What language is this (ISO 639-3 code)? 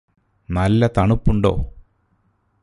mal